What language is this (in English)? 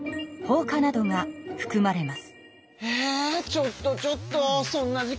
Japanese